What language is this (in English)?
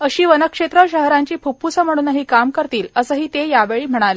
Marathi